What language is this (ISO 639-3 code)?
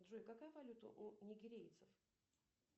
rus